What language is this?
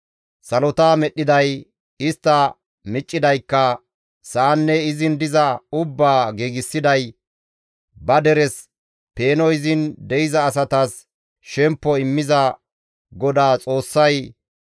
Gamo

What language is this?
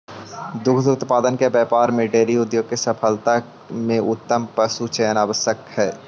Magahi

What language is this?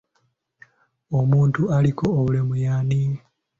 Ganda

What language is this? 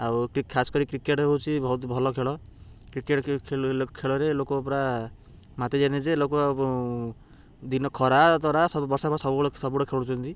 Odia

